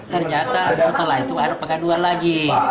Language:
Indonesian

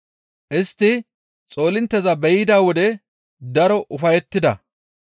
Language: Gamo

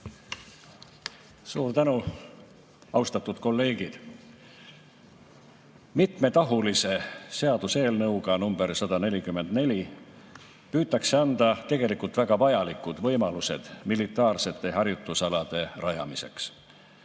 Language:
Estonian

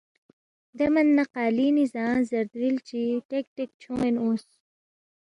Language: Balti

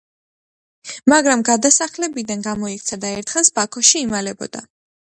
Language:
Georgian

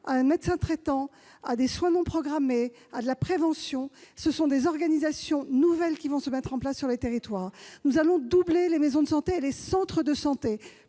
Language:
French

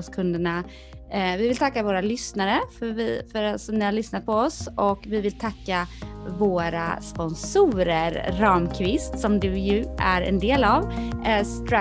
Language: Swedish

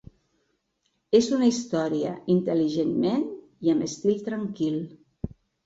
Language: Catalan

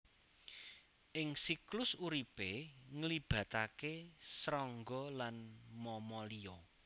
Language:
Javanese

